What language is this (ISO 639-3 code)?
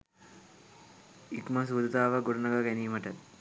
sin